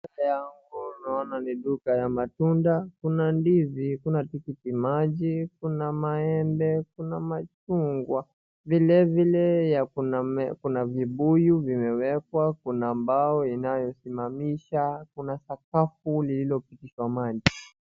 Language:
Swahili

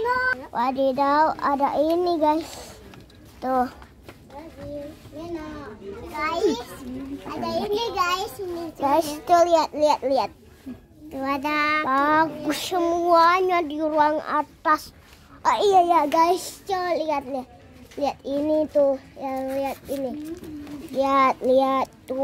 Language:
Indonesian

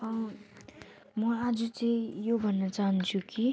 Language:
Nepali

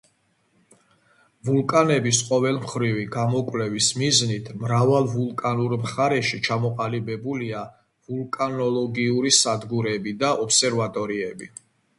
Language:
Georgian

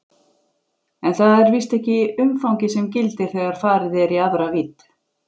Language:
Icelandic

